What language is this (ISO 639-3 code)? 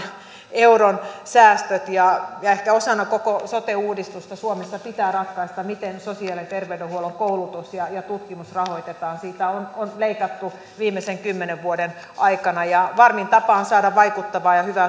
fin